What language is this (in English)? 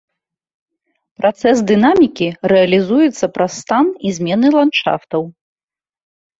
Belarusian